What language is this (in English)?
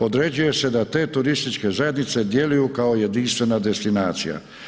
Croatian